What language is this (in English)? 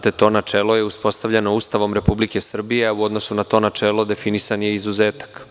Serbian